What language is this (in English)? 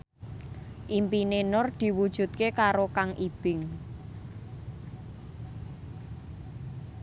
Javanese